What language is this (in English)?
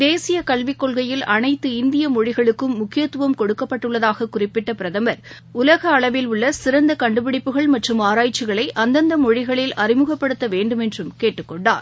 Tamil